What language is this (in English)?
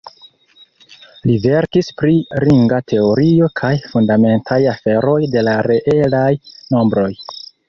Esperanto